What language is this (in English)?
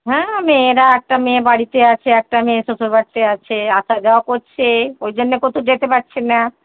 Bangla